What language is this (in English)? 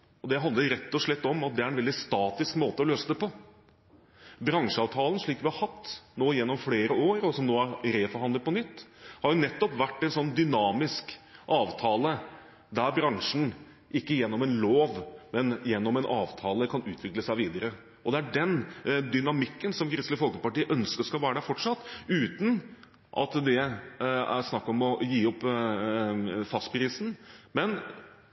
Norwegian Bokmål